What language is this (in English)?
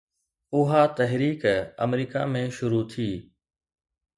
Sindhi